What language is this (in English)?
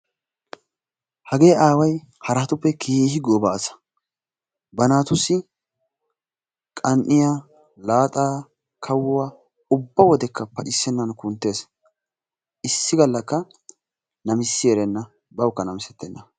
Wolaytta